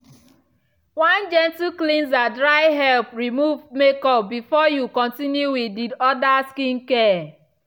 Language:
Nigerian Pidgin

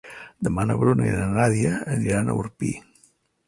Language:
Catalan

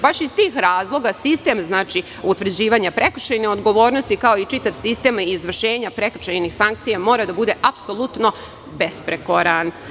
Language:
Serbian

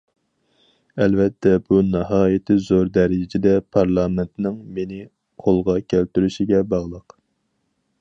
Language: Uyghur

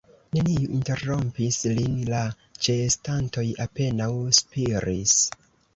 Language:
Esperanto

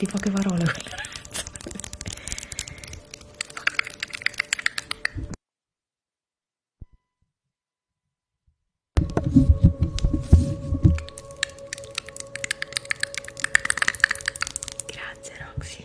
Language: Italian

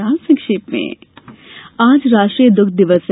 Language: Hindi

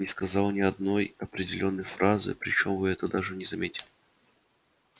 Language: Russian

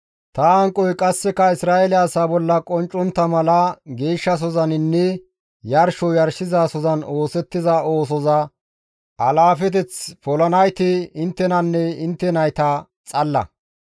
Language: Gamo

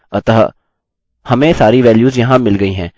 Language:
Hindi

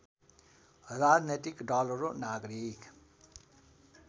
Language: Nepali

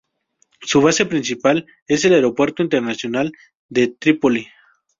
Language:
Spanish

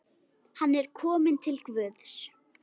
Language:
Icelandic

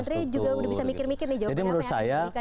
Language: Indonesian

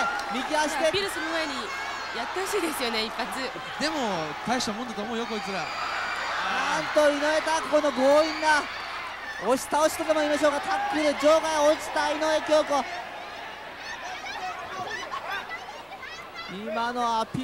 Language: Japanese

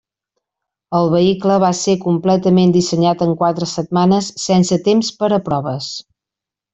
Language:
Catalan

